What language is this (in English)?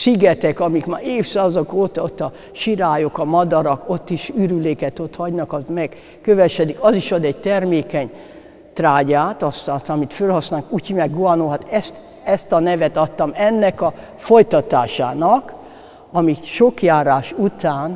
Hungarian